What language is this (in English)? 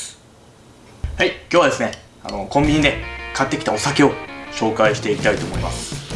Japanese